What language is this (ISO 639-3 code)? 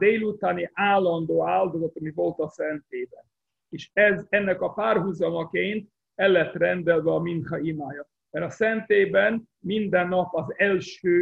hun